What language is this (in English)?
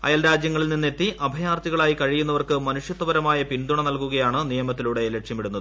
Malayalam